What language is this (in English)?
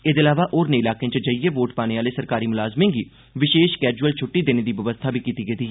Dogri